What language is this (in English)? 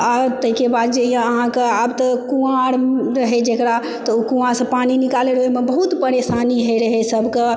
Maithili